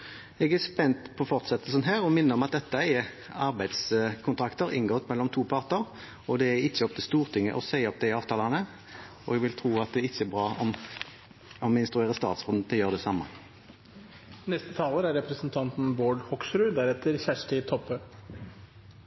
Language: Norwegian Bokmål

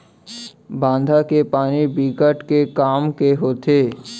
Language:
Chhattisgarhi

